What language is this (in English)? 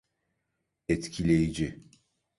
Turkish